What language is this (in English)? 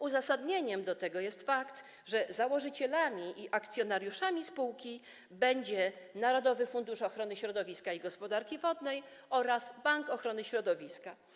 Polish